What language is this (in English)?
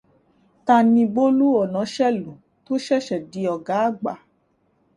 Yoruba